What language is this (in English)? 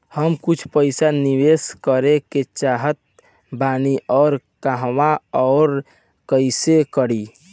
Bhojpuri